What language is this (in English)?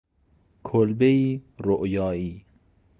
Persian